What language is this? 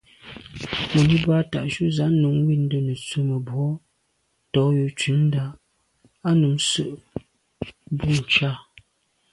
Medumba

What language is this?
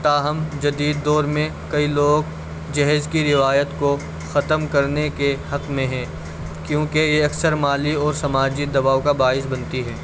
Urdu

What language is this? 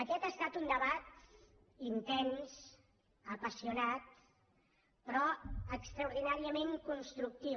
Catalan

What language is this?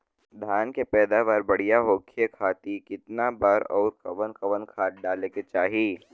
Bhojpuri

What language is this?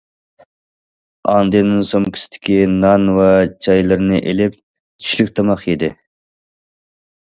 Uyghur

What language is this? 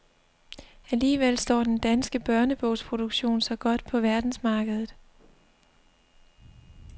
Danish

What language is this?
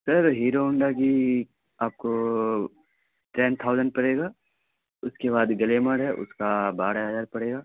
Urdu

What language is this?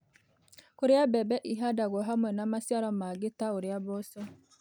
Kikuyu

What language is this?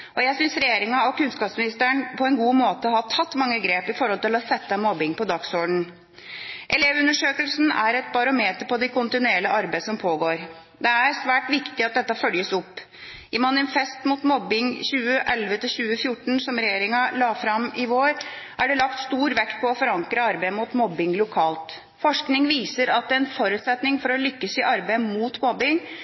Norwegian Bokmål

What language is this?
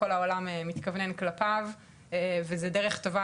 Hebrew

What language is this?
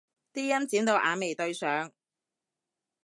Cantonese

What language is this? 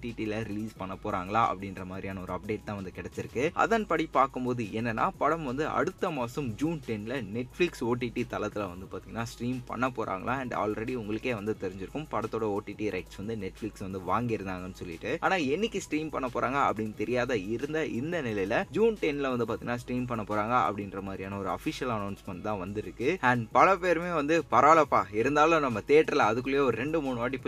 Tamil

